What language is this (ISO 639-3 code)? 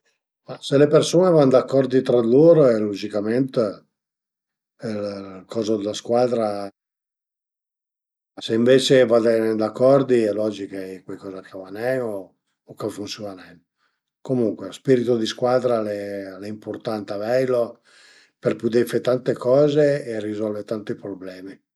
pms